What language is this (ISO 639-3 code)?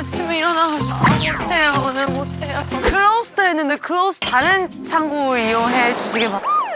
kor